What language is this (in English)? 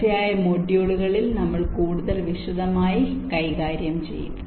Malayalam